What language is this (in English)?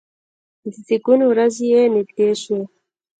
Pashto